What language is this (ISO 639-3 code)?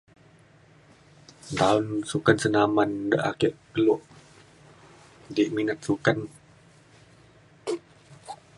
xkl